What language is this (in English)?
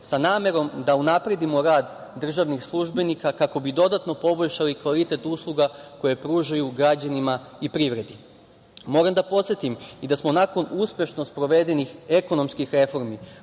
Serbian